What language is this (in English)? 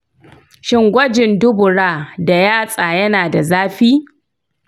Hausa